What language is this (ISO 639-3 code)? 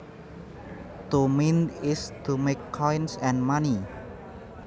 jav